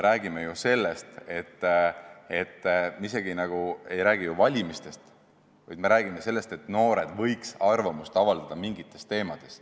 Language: Estonian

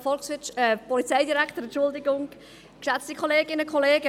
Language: Swiss German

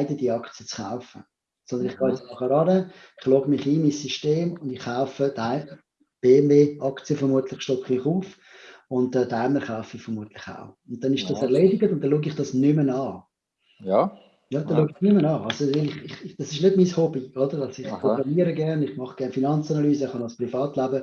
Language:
German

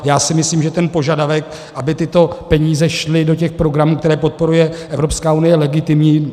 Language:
Czech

